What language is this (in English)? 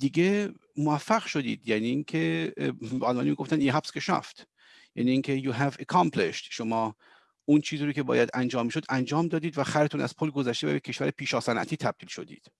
Persian